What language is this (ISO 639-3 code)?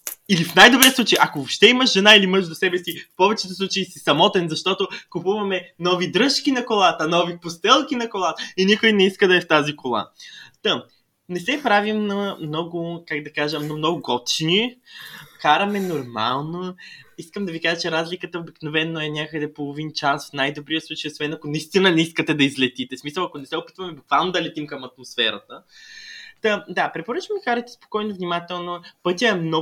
bul